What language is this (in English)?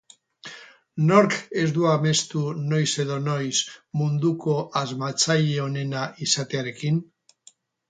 Basque